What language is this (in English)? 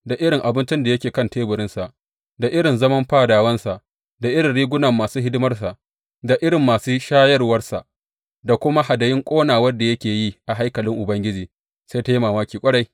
Hausa